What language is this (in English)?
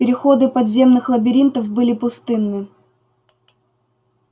Russian